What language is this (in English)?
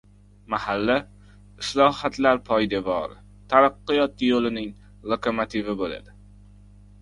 Uzbek